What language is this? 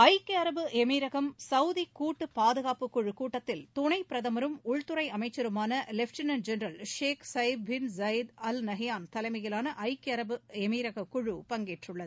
Tamil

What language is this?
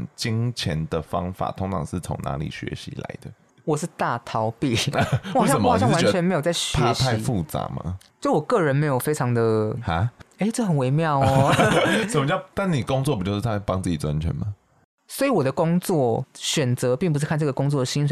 Chinese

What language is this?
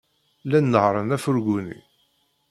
Kabyle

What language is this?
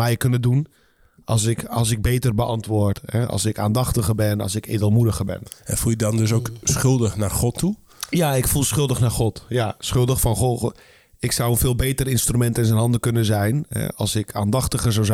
Dutch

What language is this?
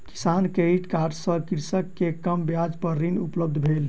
Maithili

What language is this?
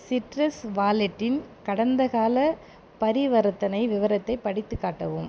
Tamil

